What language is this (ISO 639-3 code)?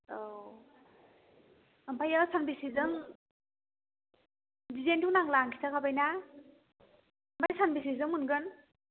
brx